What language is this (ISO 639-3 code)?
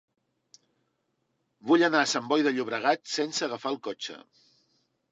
cat